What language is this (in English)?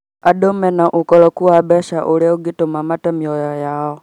Kikuyu